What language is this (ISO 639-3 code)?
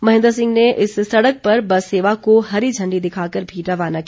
hin